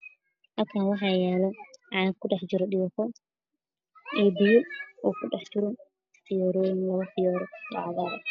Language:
Somali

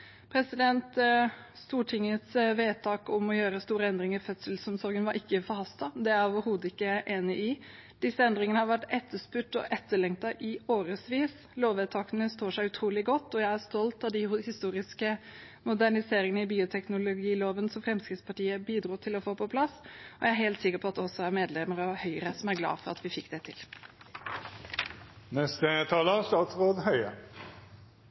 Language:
Norwegian Bokmål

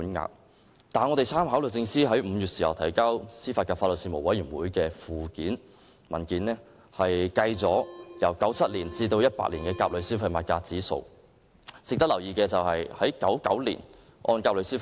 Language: Cantonese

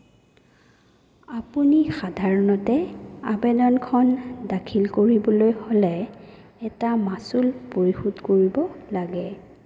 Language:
Assamese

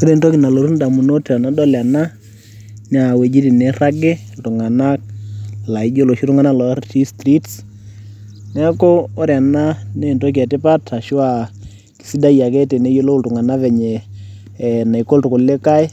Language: Masai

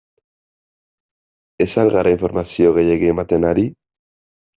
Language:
Basque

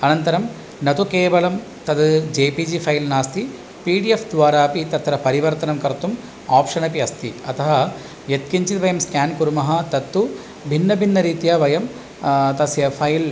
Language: Sanskrit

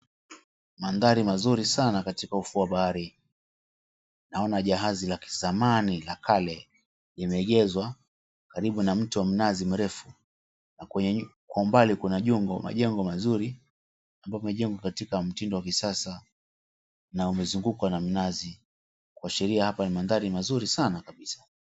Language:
Swahili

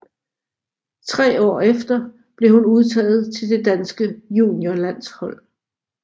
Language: Danish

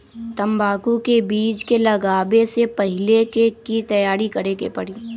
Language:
Magahi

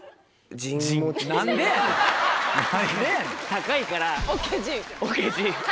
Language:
Japanese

